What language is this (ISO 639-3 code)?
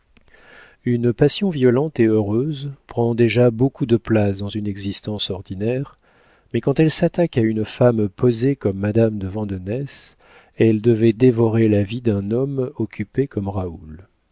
fra